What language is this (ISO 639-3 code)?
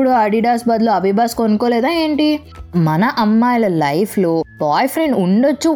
tel